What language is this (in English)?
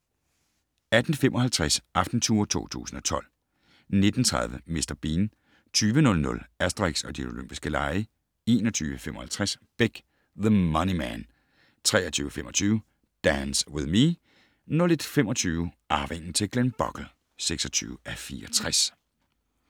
Danish